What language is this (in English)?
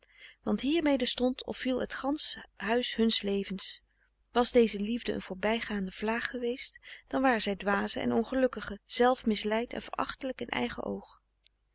Dutch